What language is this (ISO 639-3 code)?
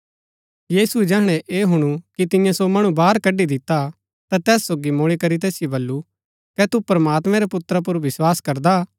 gbk